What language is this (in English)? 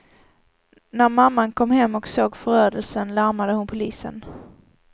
Swedish